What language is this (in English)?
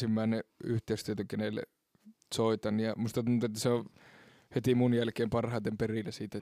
Finnish